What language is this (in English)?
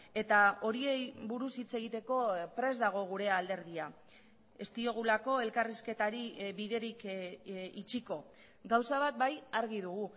Basque